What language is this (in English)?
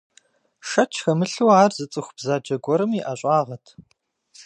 Kabardian